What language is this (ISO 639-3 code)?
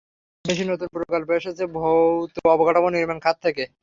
ben